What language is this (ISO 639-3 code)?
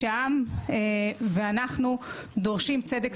heb